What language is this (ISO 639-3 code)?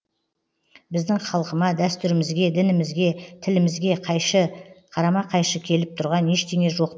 kaz